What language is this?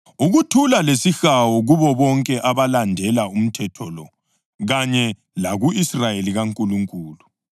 North Ndebele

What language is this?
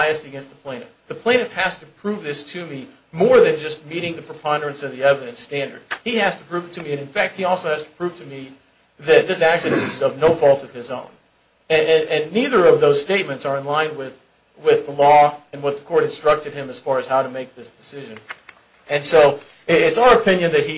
English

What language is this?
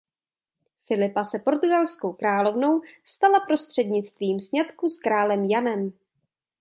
Czech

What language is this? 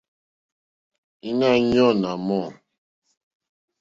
Mokpwe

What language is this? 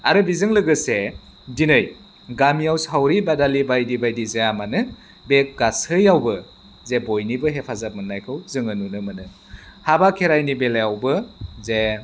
Bodo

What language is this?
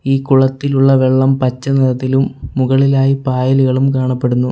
Malayalam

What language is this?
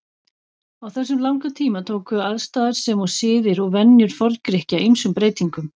Icelandic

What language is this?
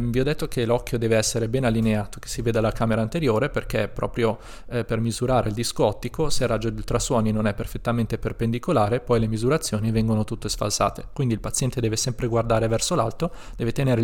Italian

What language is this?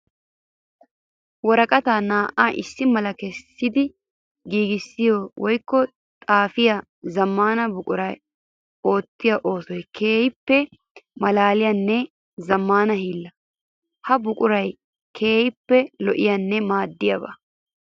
Wolaytta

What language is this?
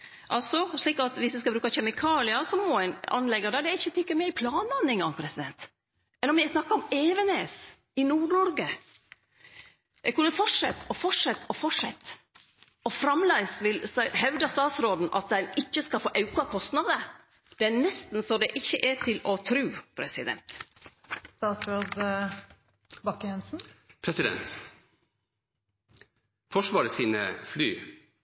Norwegian Nynorsk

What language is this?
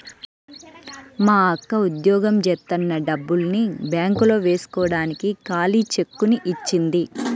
Telugu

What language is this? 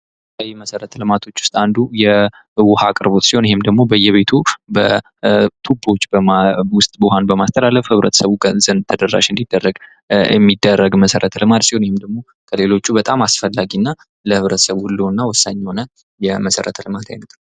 Amharic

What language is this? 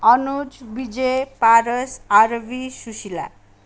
Nepali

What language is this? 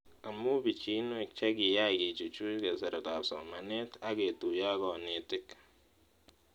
Kalenjin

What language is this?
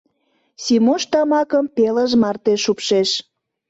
Mari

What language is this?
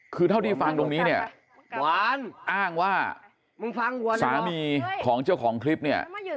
Thai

